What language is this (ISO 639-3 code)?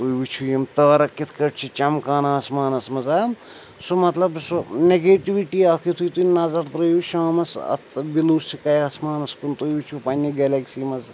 kas